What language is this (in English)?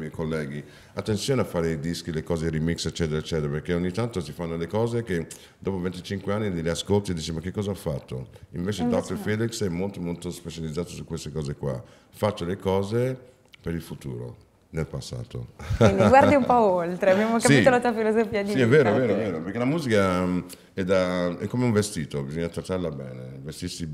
Italian